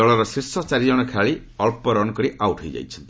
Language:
Odia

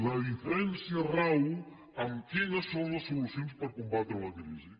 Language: Catalan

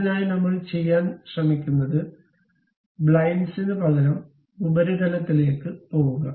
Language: Malayalam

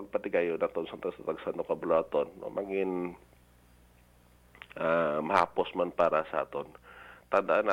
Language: Filipino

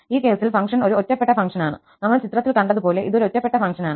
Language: Malayalam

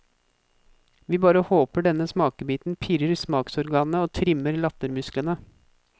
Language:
Norwegian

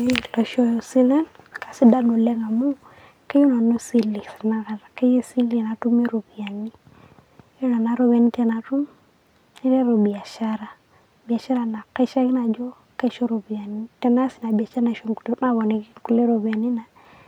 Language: Masai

